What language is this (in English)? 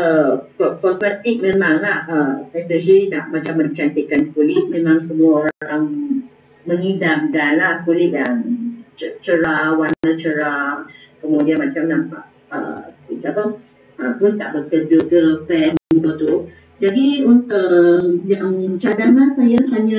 Malay